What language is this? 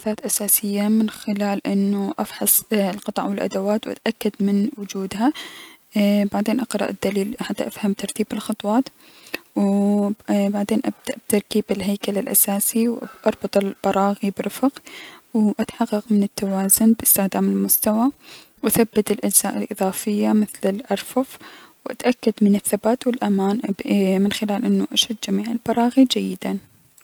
Mesopotamian Arabic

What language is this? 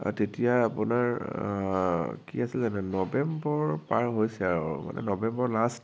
Assamese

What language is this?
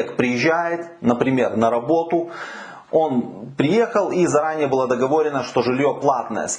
Russian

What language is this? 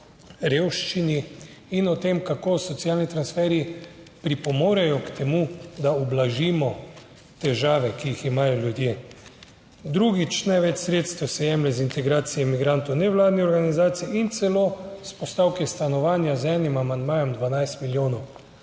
Slovenian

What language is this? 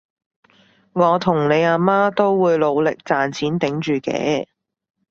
Cantonese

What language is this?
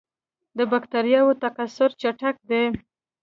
Pashto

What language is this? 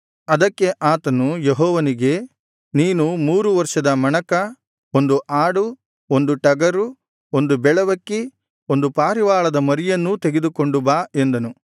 Kannada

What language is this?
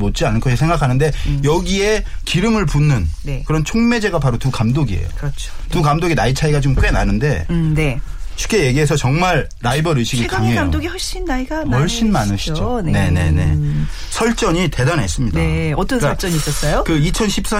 Korean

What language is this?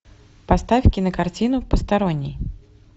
Russian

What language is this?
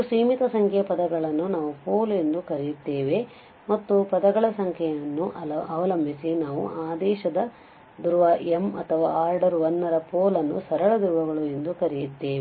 Kannada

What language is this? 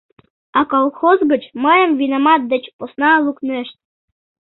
Mari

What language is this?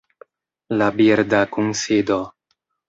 Esperanto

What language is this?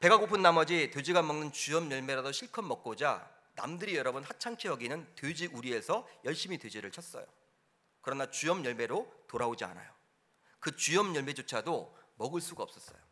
Korean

